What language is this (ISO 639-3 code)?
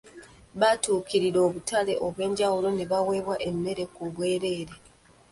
lug